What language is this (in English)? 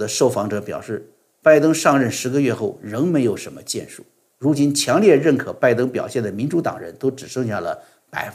Chinese